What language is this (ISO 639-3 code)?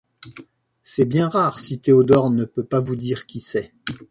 fra